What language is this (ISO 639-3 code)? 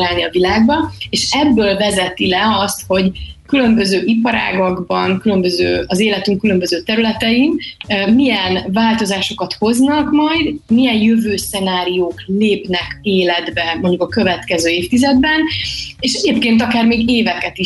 hun